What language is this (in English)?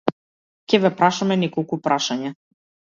Macedonian